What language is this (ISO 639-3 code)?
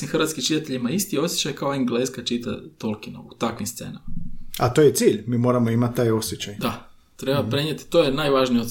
hrv